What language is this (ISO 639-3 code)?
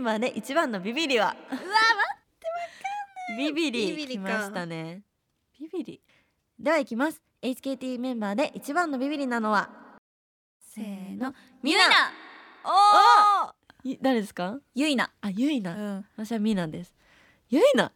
jpn